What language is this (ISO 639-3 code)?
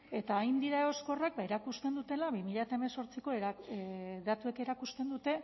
eus